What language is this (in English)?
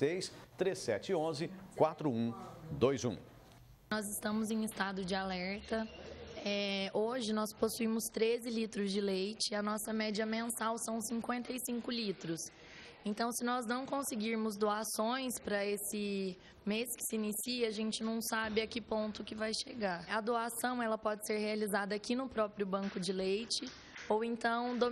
Portuguese